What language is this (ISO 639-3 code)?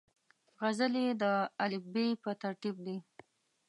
pus